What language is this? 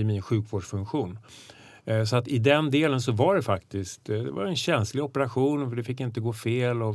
Swedish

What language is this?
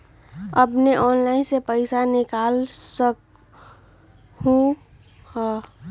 Magahi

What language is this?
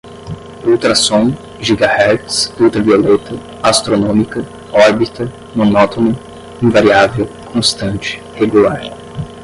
Portuguese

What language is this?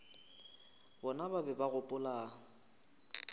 Northern Sotho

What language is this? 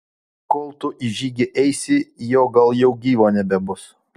Lithuanian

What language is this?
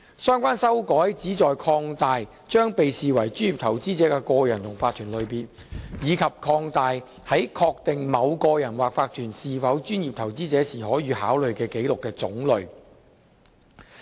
Cantonese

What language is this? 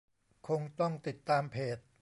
Thai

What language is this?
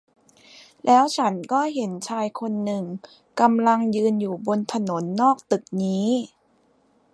Thai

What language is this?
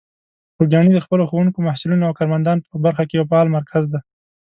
Pashto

